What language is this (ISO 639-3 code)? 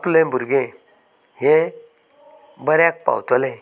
kok